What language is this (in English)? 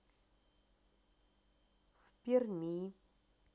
Russian